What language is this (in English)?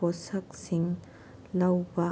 Manipuri